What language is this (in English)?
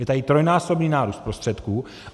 Czech